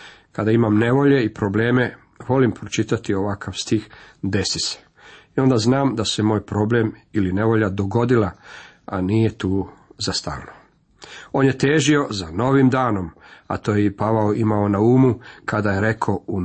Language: Croatian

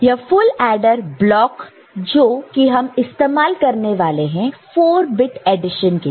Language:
Hindi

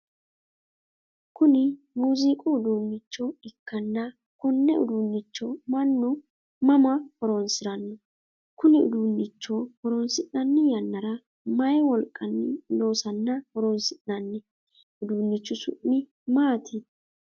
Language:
Sidamo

